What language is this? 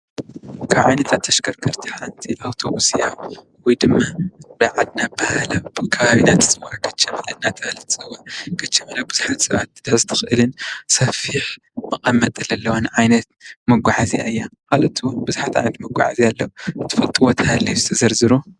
Tigrinya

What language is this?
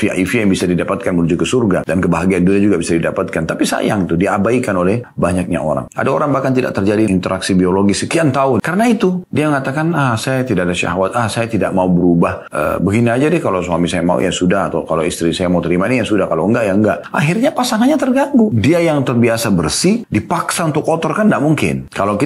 Indonesian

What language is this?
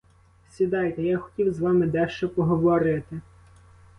Ukrainian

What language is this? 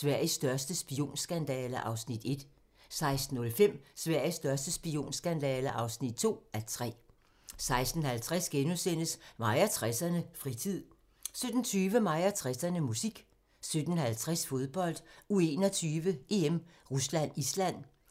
Danish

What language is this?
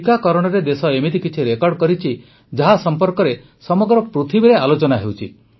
Odia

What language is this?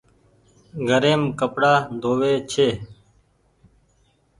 Goaria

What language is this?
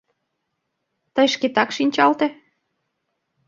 Mari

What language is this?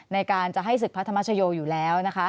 Thai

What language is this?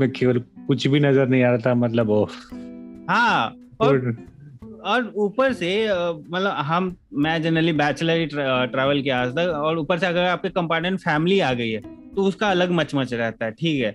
Hindi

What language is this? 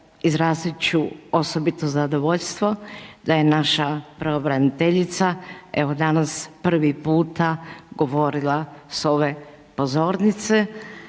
Croatian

